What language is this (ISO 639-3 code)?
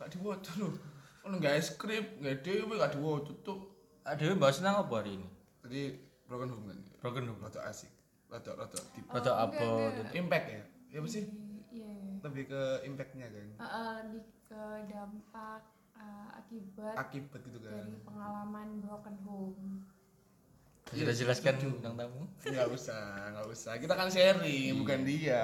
ind